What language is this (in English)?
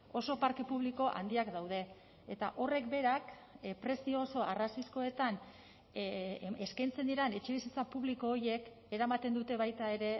Basque